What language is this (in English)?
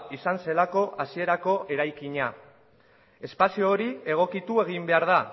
Basque